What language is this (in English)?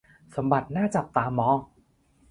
Thai